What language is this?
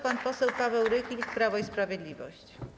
Polish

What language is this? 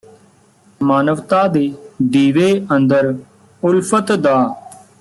Punjabi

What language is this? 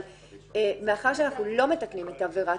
Hebrew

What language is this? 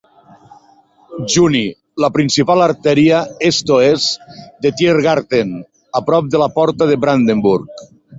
Catalan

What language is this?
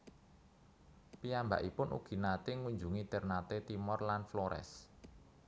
Javanese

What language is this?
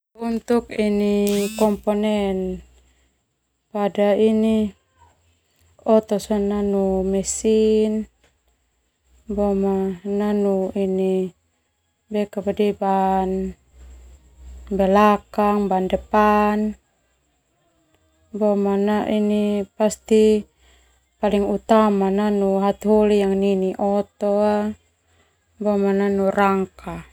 Termanu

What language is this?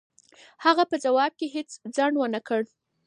Pashto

